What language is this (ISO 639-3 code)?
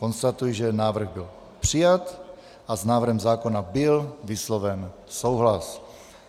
ces